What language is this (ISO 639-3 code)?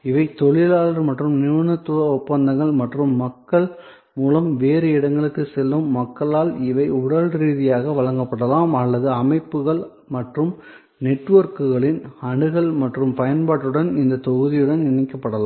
tam